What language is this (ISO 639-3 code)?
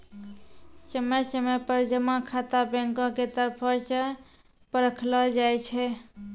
mai